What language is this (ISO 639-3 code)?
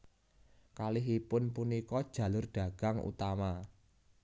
jav